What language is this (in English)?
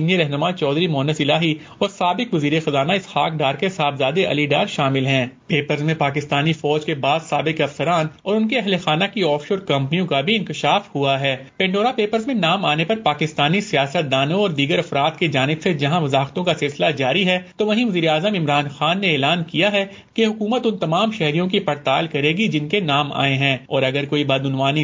Urdu